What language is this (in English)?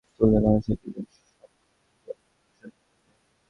Bangla